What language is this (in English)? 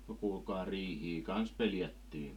Finnish